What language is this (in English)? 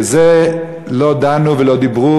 Hebrew